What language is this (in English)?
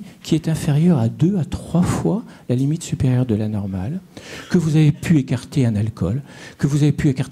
French